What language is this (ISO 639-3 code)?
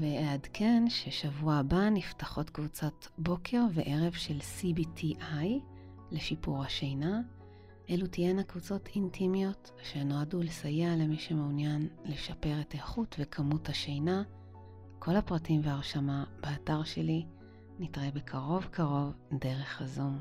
heb